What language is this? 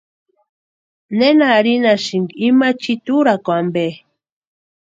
Western Highland Purepecha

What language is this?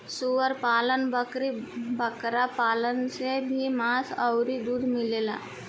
Bhojpuri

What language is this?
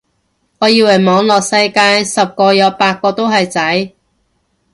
Cantonese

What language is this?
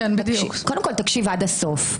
Hebrew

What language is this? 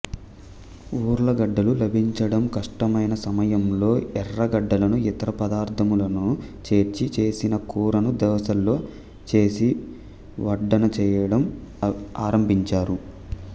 Telugu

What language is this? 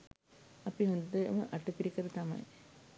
Sinhala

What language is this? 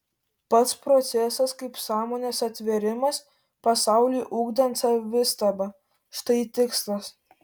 Lithuanian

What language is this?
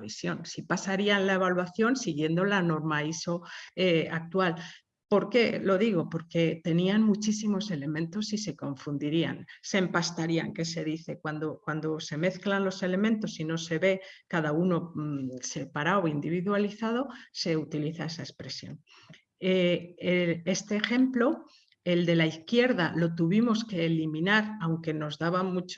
Spanish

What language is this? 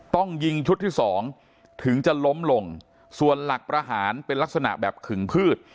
Thai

